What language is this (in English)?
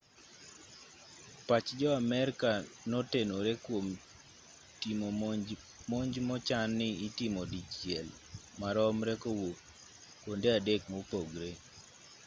Luo (Kenya and Tanzania)